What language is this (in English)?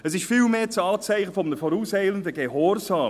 Swiss German